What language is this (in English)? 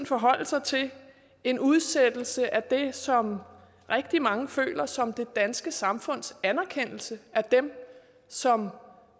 Danish